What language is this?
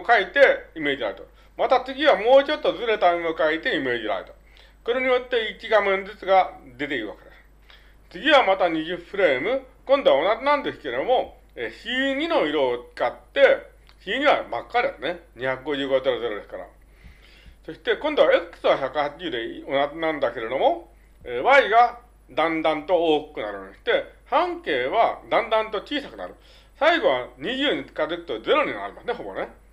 Japanese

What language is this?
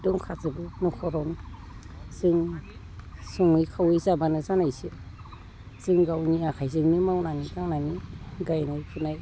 Bodo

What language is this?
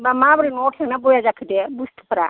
Bodo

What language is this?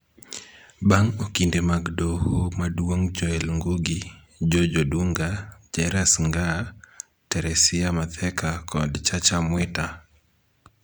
Luo (Kenya and Tanzania)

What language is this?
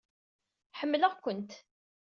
Kabyle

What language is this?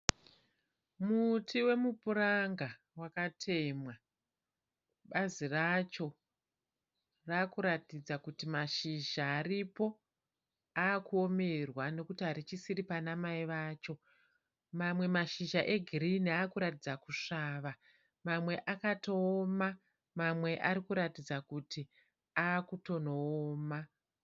Shona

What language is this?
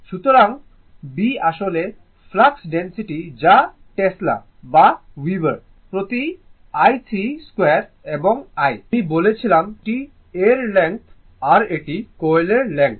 Bangla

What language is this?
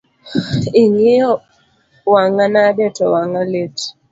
Luo (Kenya and Tanzania)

